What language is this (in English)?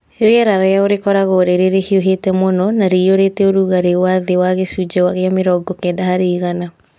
Kikuyu